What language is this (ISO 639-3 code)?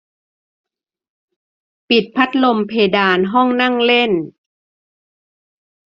tha